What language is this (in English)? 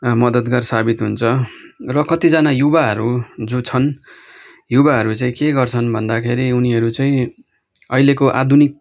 Nepali